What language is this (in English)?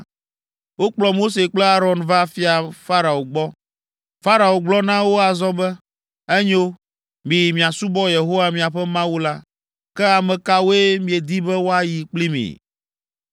Ewe